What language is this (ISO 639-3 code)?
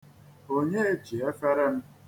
ibo